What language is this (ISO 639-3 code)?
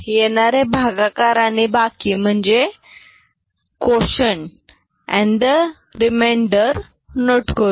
mar